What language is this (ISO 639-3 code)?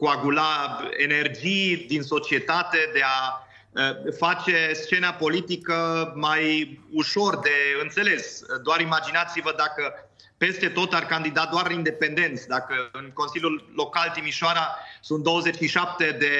ron